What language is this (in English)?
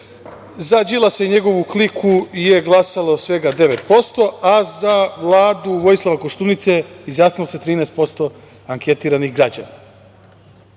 Serbian